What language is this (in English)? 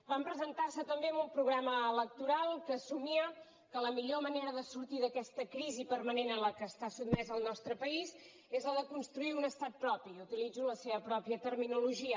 Catalan